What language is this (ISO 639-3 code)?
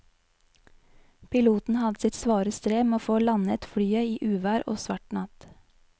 nor